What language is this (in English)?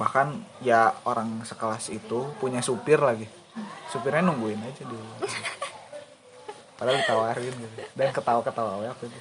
Indonesian